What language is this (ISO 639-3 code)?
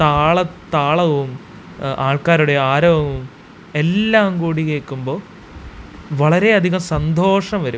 mal